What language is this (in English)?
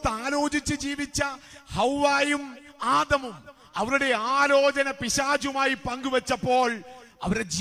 Malayalam